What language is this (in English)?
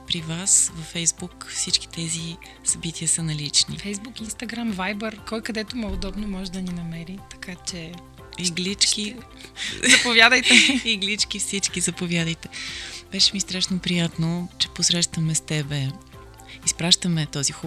Bulgarian